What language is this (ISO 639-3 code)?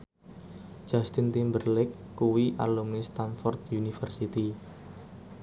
jav